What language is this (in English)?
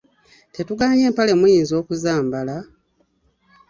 Ganda